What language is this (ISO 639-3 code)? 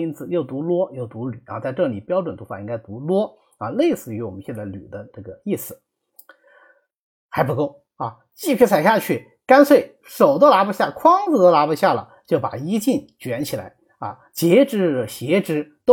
zho